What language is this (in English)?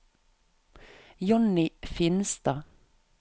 Norwegian